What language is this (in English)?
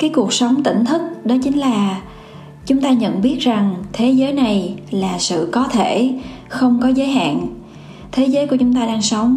Vietnamese